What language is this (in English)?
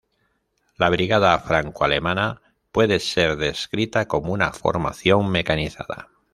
Spanish